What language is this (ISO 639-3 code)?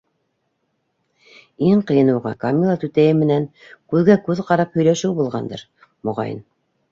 bak